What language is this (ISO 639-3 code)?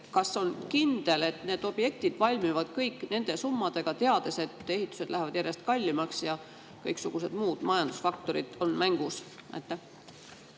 est